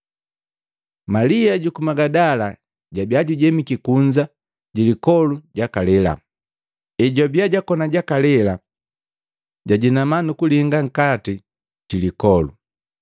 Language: Matengo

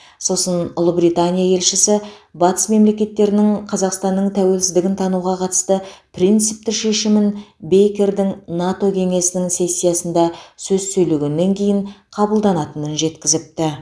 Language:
Kazakh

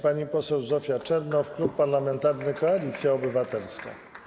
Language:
Polish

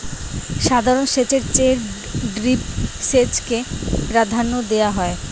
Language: Bangla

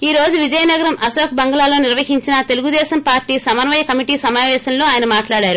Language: Telugu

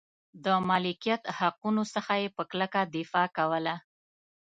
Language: Pashto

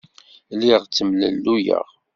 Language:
Kabyle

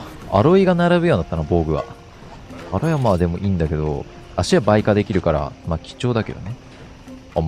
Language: Japanese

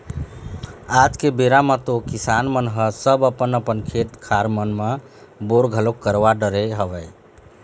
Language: Chhattisgarhi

